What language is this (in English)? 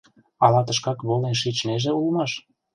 Mari